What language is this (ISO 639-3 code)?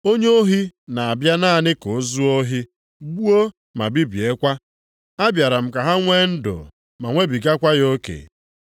ibo